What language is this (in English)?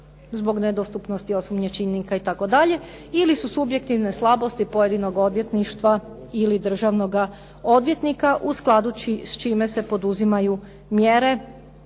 Croatian